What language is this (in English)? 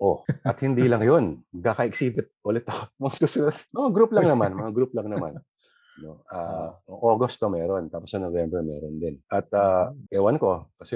Filipino